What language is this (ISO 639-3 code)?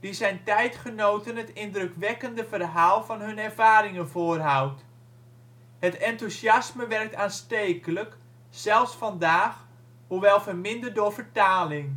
nld